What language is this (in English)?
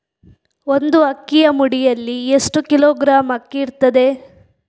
Kannada